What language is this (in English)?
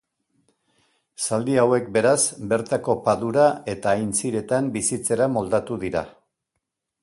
Basque